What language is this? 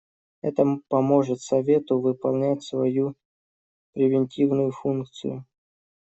Russian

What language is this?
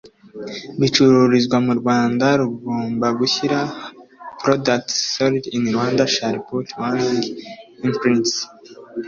Kinyarwanda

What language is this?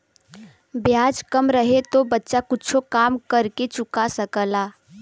Bhojpuri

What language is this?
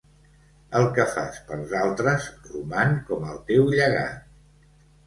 Catalan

